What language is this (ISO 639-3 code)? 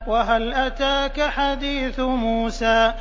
ara